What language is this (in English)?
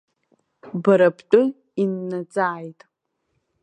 Abkhazian